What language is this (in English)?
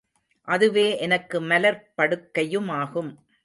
Tamil